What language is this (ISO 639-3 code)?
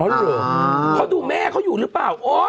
tha